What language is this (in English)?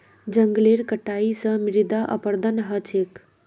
Magahi